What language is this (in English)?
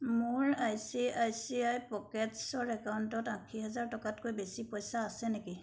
Assamese